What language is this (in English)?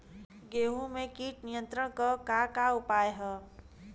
Bhojpuri